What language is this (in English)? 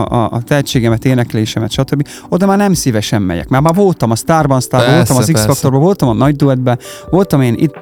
Hungarian